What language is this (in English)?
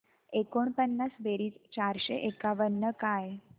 Marathi